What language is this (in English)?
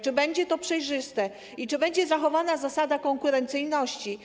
Polish